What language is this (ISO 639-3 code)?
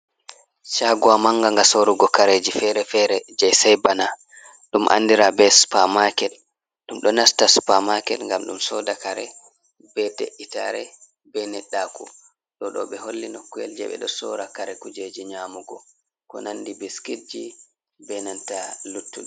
ful